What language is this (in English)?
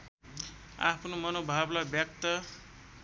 Nepali